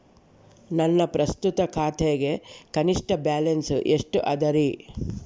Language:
Kannada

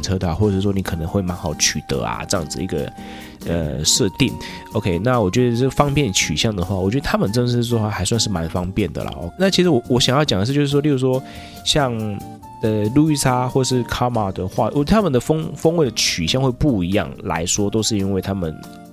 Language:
Chinese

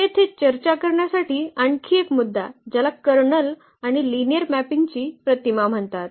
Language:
Marathi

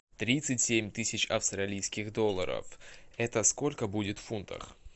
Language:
Russian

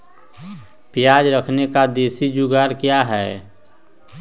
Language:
Magahi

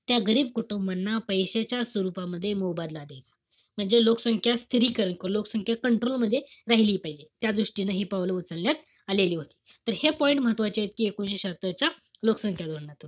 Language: Marathi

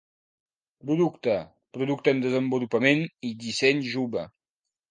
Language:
Catalan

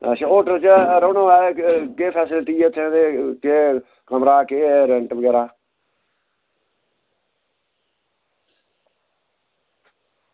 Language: Dogri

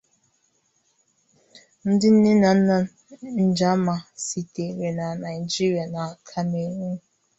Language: Igbo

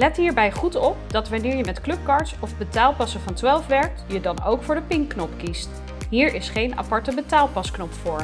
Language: Dutch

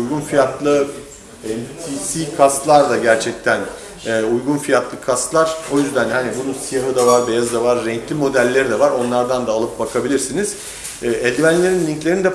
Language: Turkish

